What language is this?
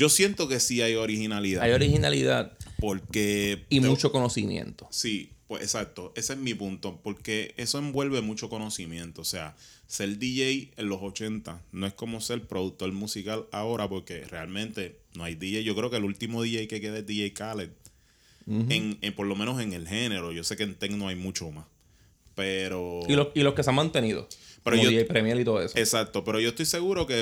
Spanish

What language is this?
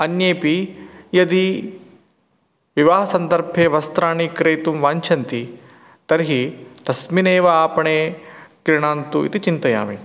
Sanskrit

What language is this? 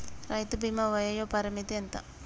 Telugu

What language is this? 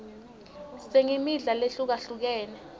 Swati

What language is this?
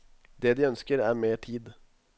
Norwegian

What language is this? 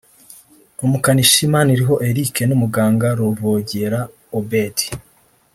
Kinyarwanda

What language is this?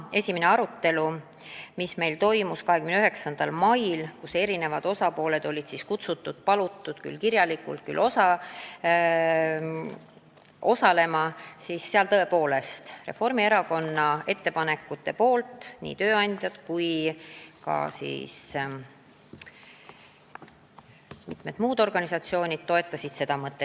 Estonian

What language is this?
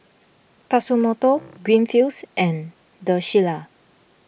English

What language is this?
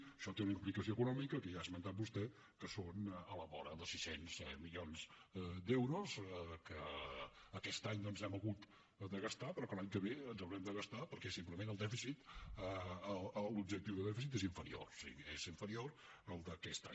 Catalan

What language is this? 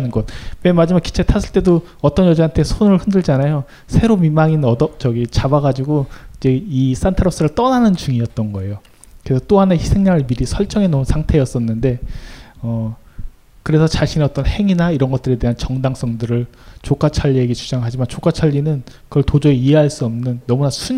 Korean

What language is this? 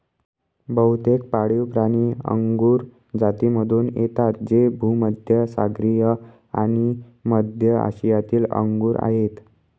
Marathi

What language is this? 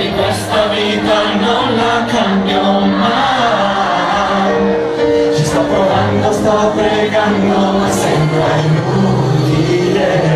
Czech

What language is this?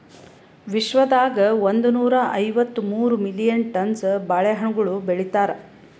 Kannada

